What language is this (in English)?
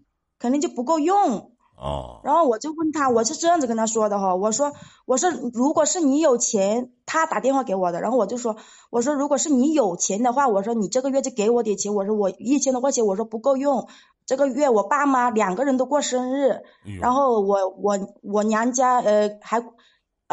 Chinese